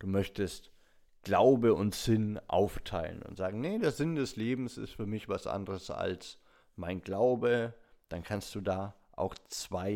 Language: German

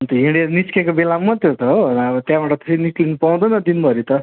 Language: Nepali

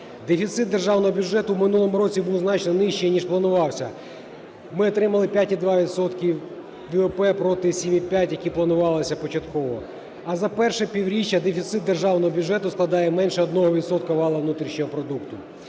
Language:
Ukrainian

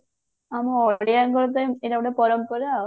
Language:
Odia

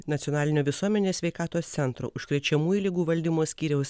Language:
Lithuanian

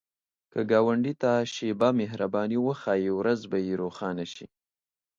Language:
Pashto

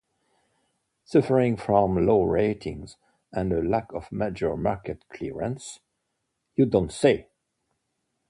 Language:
English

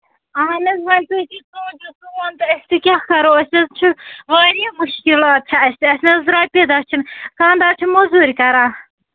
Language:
Kashmiri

